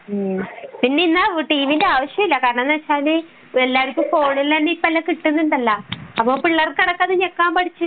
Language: Malayalam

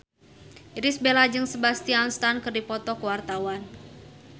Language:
Sundanese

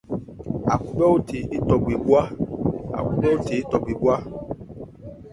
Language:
Ebrié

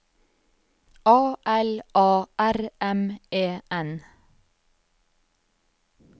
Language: Norwegian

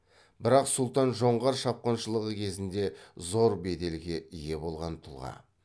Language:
Kazakh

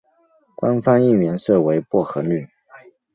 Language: Chinese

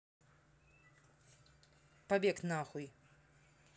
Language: Russian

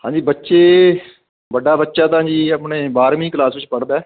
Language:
Punjabi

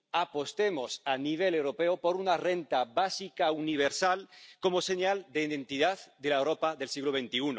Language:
Spanish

